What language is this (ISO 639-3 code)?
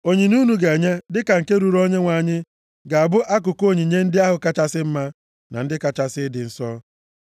ibo